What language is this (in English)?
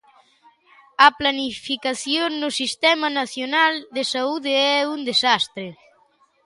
Galician